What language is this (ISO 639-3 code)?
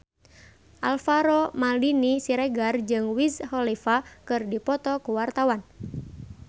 sun